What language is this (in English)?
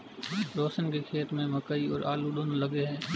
Hindi